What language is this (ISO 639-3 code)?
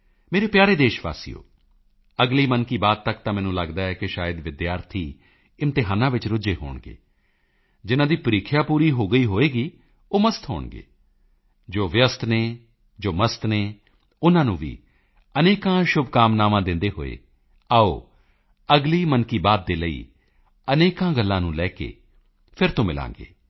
pan